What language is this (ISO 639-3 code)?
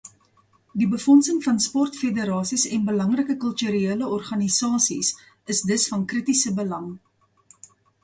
afr